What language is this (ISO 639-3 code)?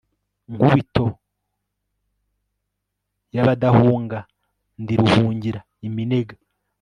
kin